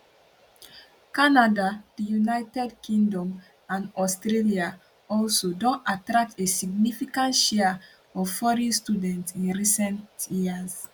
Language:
Nigerian Pidgin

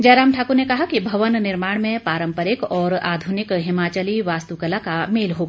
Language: Hindi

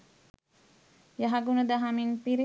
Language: Sinhala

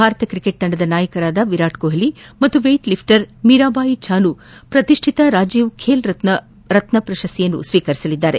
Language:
Kannada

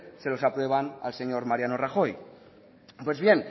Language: Spanish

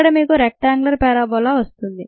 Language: Telugu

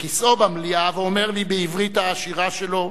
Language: Hebrew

